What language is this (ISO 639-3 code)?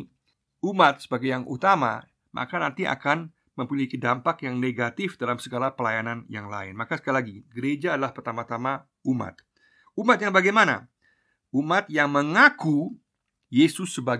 ind